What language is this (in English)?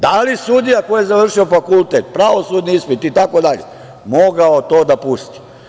Serbian